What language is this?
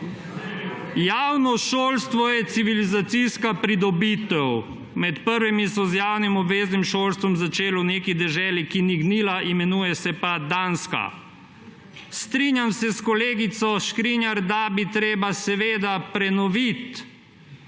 Slovenian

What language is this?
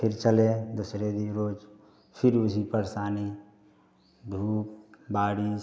Hindi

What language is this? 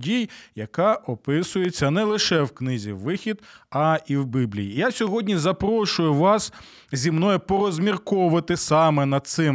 Ukrainian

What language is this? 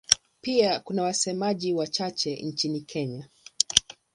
Swahili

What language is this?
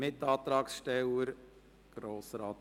Swiss German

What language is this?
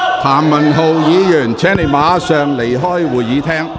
Cantonese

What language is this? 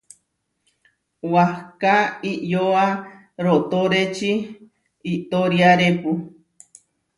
Huarijio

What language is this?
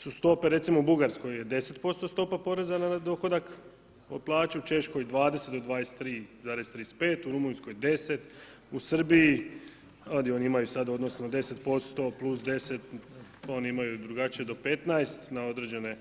Croatian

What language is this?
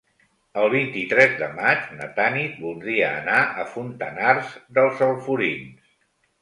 Catalan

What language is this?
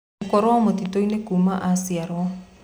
Kikuyu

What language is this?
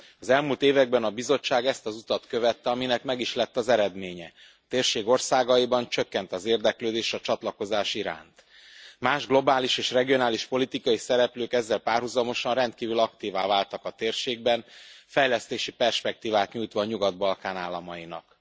Hungarian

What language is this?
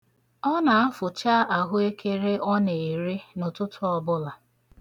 Igbo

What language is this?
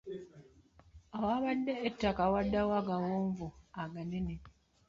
Ganda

